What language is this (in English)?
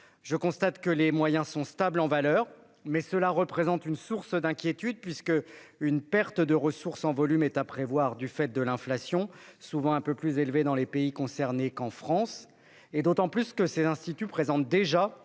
French